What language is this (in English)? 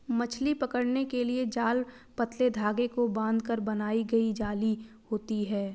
Hindi